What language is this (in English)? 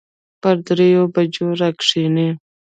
Pashto